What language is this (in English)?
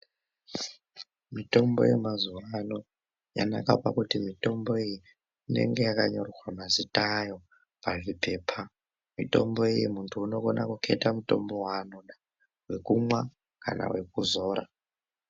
Ndau